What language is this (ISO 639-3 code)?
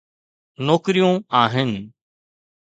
snd